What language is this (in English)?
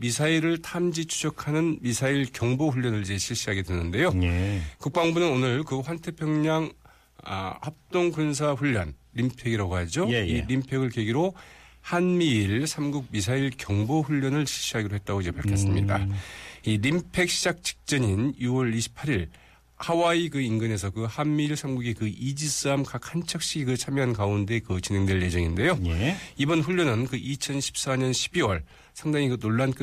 Korean